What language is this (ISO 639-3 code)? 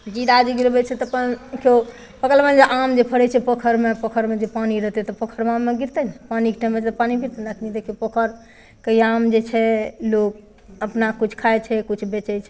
mai